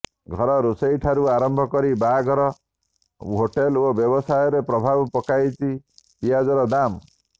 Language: Odia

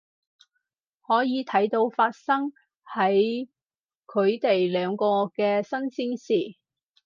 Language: Cantonese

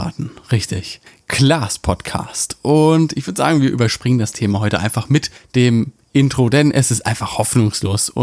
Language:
German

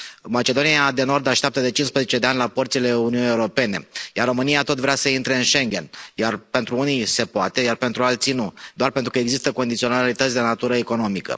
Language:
Romanian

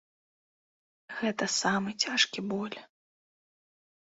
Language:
Belarusian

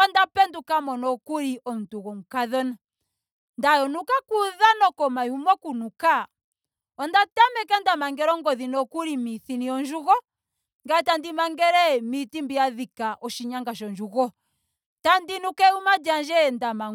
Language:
Ndonga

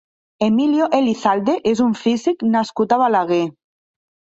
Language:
Catalan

